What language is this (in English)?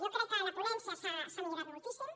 Catalan